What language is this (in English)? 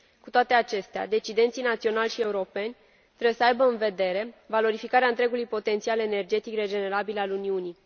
Romanian